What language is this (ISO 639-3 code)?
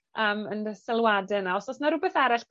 cym